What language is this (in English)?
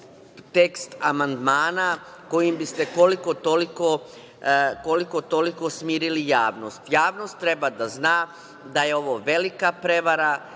Serbian